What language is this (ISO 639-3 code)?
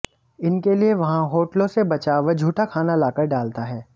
hin